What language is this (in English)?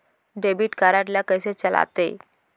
Chhattisgarhi